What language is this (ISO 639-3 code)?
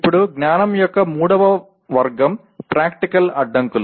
tel